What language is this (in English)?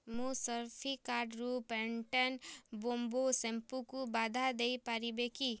Odia